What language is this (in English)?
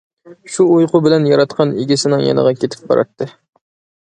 Uyghur